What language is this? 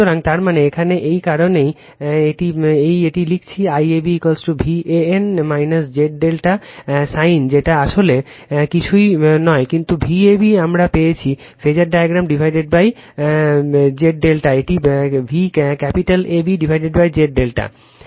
Bangla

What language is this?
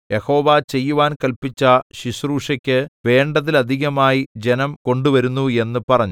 Malayalam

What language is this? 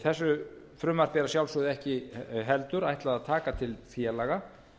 Icelandic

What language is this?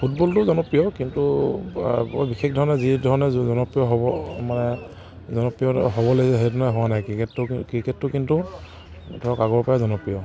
Assamese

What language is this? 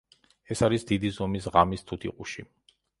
Georgian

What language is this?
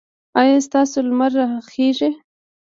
Pashto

